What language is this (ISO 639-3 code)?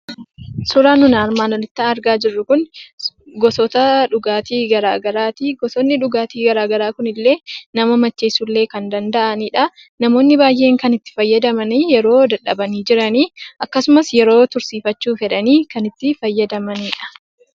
orm